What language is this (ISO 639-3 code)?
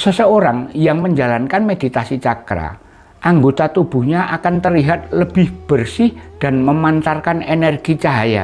ind